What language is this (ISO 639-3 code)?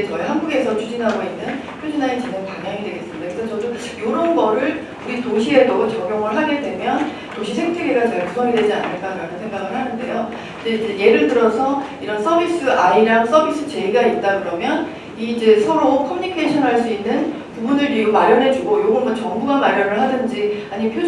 kor